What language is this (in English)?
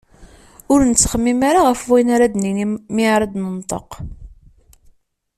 Kabyle